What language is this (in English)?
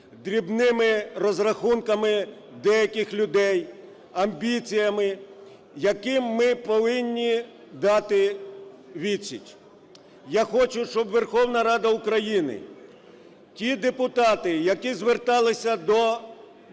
Ukrainian